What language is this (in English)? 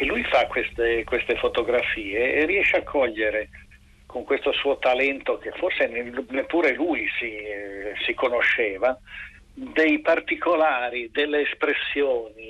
Italian